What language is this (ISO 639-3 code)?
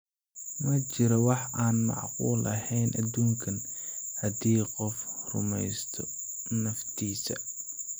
som